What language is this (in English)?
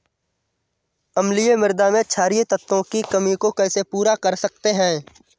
Hindi